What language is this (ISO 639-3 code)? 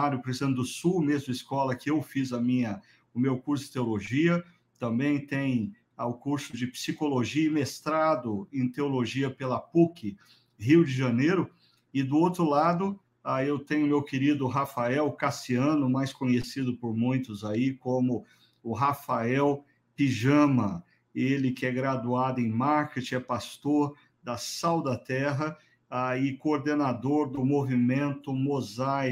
por